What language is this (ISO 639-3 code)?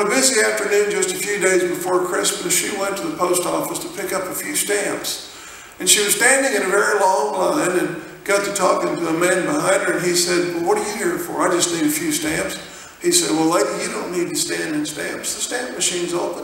eng